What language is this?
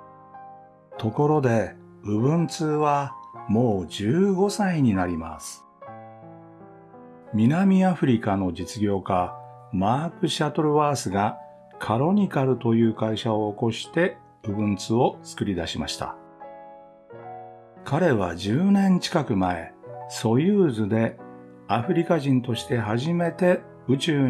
Japanese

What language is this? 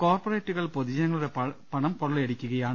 Malayalam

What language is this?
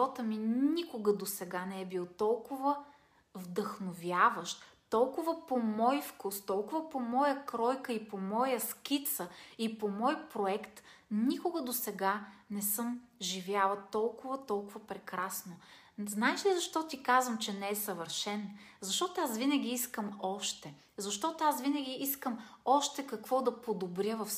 Bulgarian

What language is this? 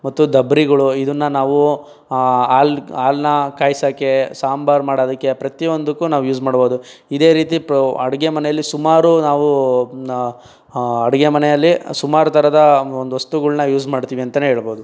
Kannada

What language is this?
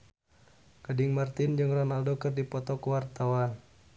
Sundanese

